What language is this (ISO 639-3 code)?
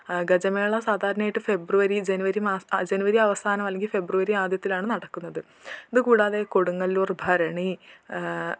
mal